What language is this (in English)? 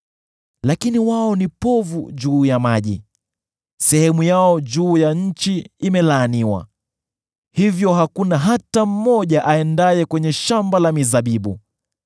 Swahili